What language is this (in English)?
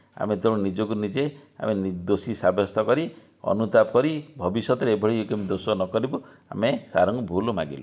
Odia